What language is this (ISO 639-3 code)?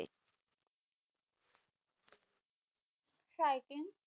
ben